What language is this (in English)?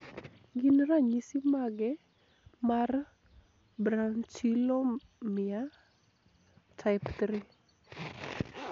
Luo (Kenya and Tanzania)